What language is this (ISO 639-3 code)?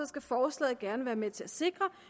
dan